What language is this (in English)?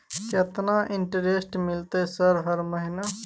Maithili